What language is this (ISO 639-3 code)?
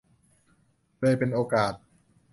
tha